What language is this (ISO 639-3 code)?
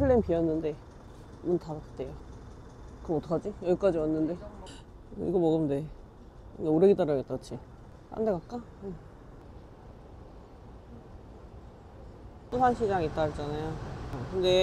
kor